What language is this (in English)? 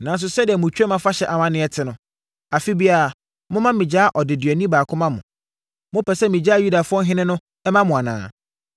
Akan